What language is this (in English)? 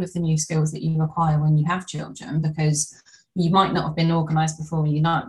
English